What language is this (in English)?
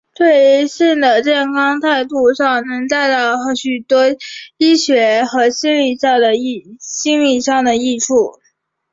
Chinese